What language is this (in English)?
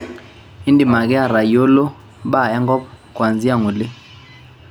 Masai